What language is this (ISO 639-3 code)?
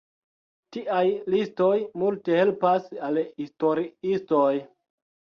epo